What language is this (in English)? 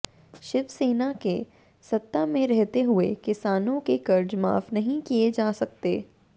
Hindi